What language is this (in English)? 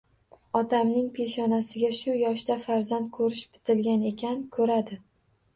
Uzbek